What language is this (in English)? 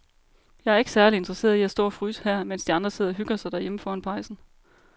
Danish